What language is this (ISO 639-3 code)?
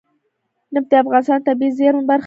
pus